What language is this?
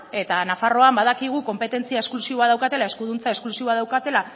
Basque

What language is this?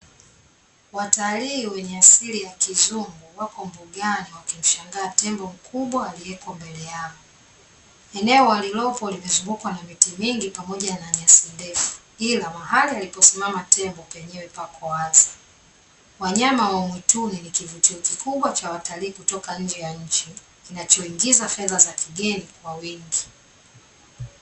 Swahili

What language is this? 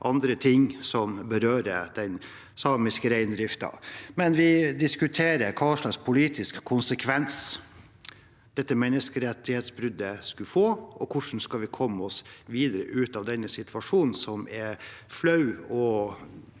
Norwegian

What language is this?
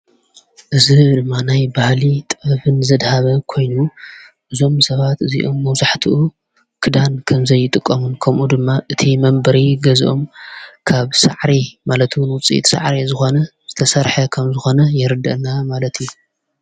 Tigrinya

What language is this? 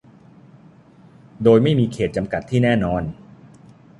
Thai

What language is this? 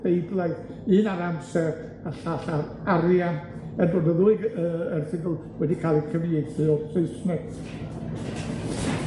Welsh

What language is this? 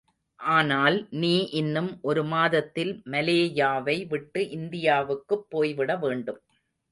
Tamil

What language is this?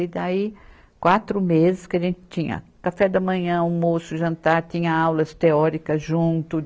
Portuguese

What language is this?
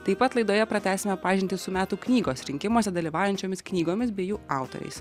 Lithuanian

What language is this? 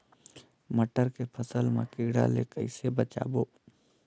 Chhattisgarhi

